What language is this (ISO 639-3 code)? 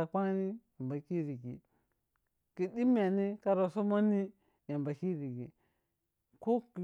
piy